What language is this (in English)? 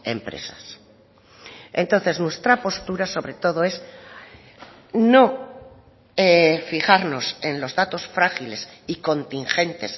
Spanish